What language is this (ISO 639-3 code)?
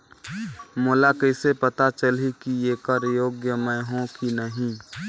hne